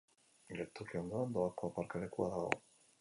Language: Basque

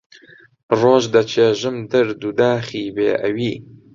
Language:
Central Kurdish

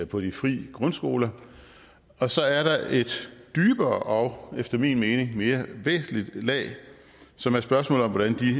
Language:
Danish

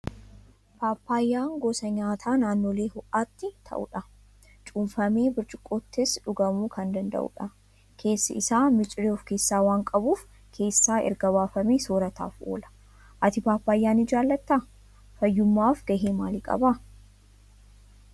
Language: Oromo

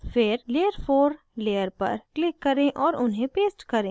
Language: Hindi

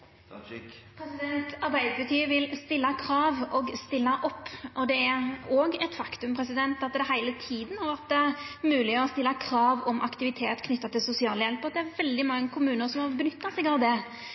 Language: Norwegian Nynorsk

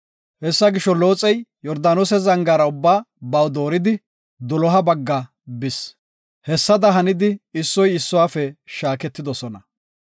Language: Gofa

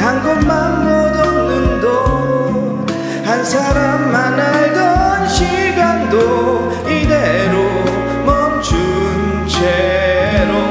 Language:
Korean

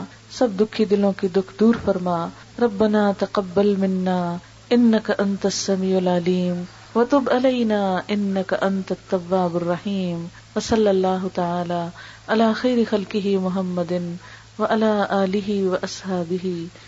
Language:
Urdu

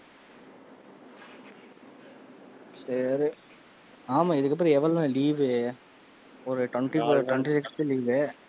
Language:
Tamil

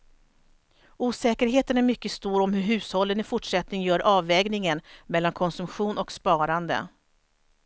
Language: Swedish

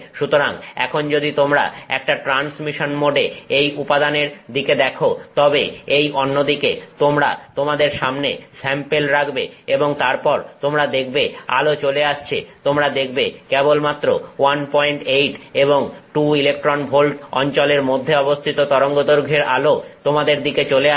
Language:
Bangla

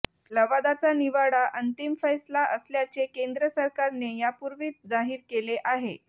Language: Marathi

